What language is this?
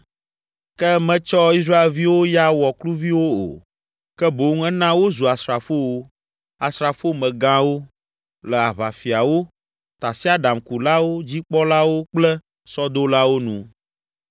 Ewe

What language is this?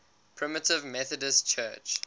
English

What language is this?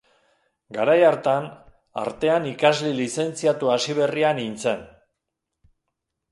Basque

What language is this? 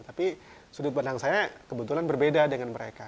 Indonesian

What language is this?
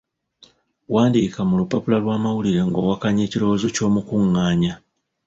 Ganda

